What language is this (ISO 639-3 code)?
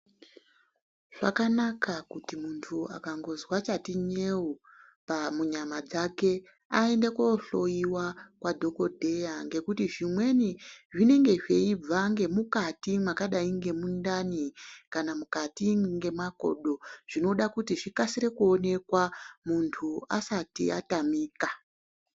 ndc